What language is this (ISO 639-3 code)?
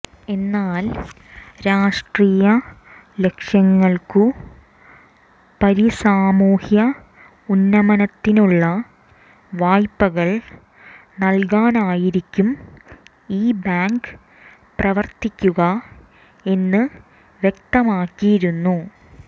mal